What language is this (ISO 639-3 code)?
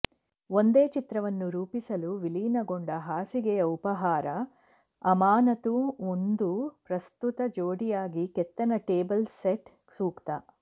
kan